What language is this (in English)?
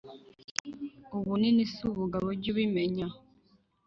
Kinyarwanda